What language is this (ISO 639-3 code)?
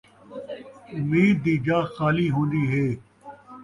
skr